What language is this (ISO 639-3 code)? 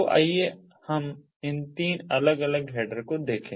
hin